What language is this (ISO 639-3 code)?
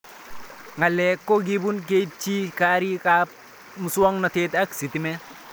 kln